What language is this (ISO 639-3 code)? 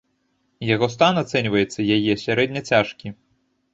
bel